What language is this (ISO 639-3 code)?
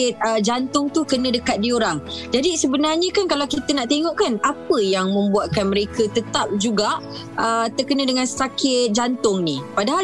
msa